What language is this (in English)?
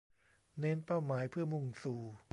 Thai